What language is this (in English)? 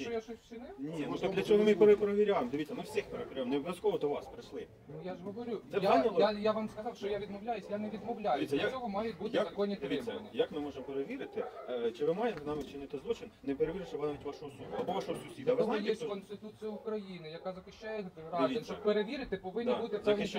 Ukrainian